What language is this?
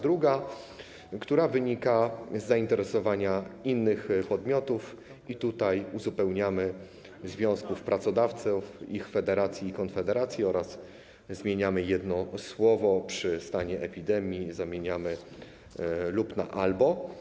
Polish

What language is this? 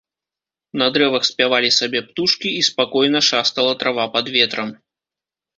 Belarusian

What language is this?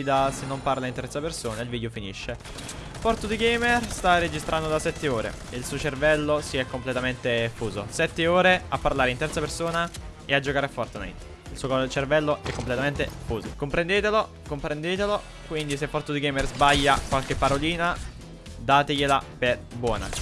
Italian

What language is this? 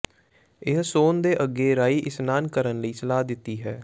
Punjabi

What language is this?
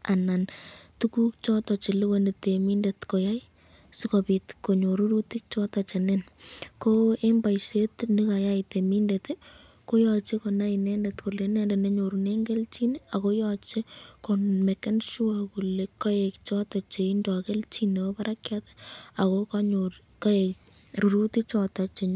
Kalenjin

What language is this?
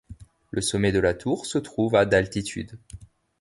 French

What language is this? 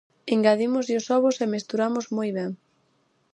Galician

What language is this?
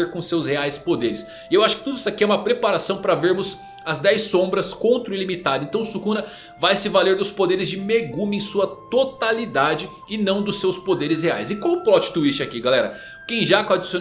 Portuguese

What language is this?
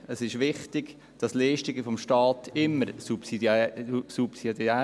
Swiss German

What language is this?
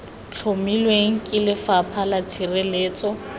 Tswana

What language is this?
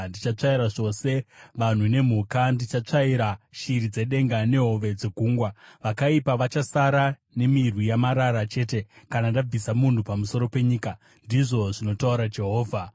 Shona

